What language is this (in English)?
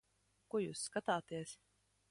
Latvian